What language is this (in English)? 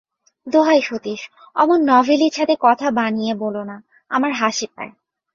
Bangla